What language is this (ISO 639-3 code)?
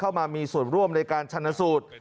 tha